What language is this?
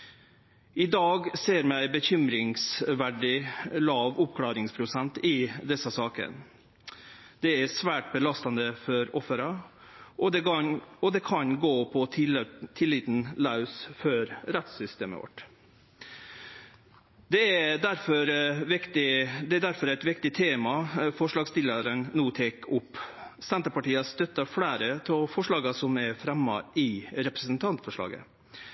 Norwegian Nynorsk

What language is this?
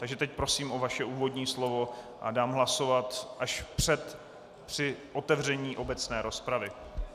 Czech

